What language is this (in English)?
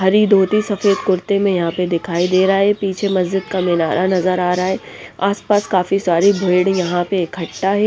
Hindi